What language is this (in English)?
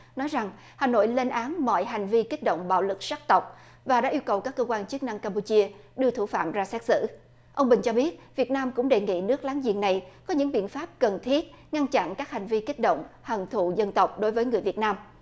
Vietnamese